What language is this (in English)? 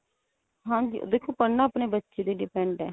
Punjabi